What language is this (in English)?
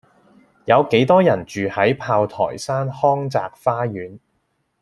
Cantonese